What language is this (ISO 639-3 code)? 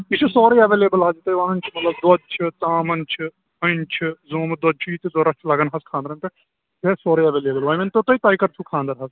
kas